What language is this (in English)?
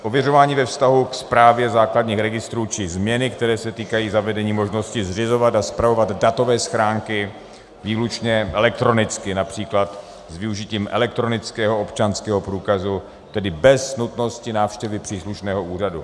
Czech